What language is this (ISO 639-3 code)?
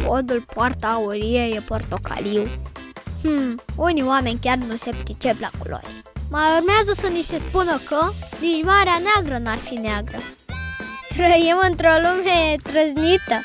ron